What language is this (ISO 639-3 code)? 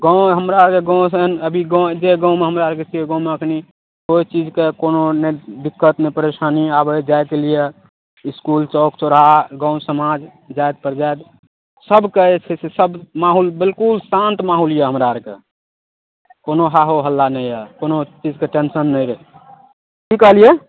mai